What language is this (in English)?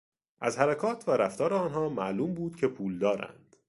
Persian